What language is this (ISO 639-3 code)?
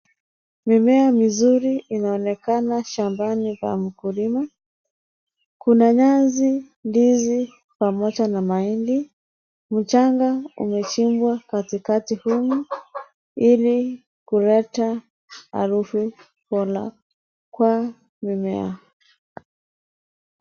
swa